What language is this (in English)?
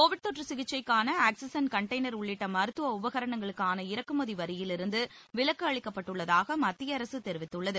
Tamil